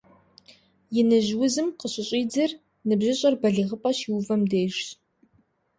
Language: Kabardian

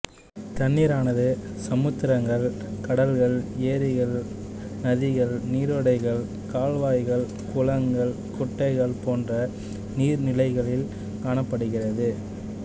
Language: Tamil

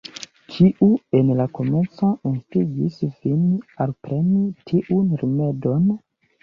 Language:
Esperanto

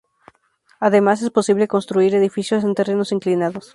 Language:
Spanish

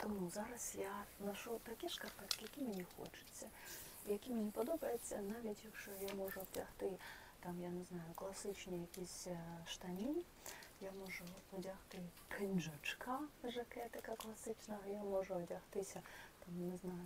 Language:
Ukrainian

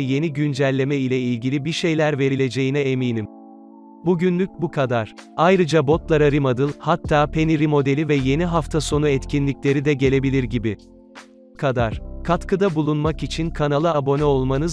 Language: Turkish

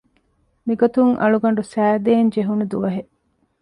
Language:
Divehi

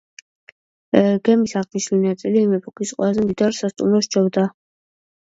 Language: Georgian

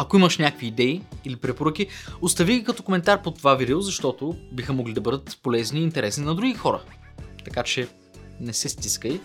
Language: Bulgarian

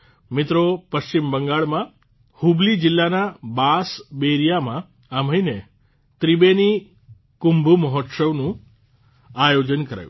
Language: Gujarati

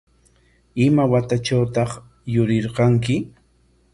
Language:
Corongo Ancash Quechua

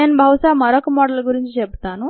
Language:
Telugu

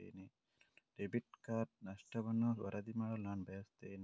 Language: Kannada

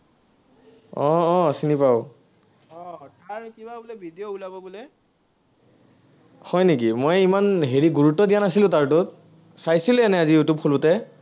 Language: Assamese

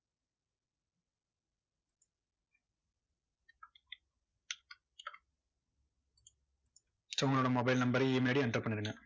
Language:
Tamil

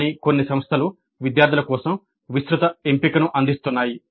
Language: Telugu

